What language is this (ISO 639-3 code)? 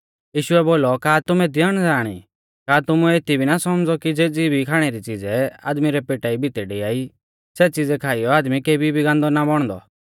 bfz